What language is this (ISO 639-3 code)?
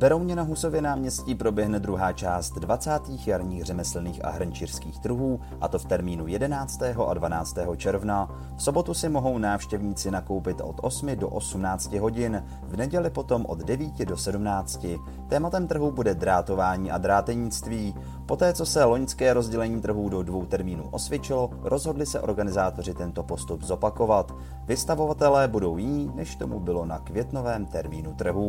ces